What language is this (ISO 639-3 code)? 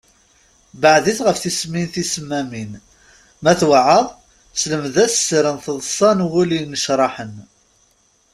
kab